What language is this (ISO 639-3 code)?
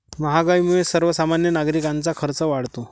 mar